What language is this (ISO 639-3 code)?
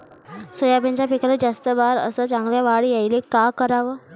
mar